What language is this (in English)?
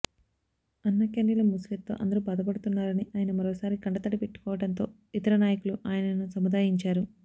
Telugu